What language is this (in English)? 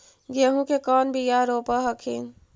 Magahi